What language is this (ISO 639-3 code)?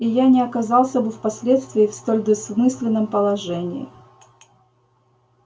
rus